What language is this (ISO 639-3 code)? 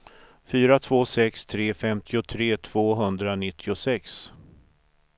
swe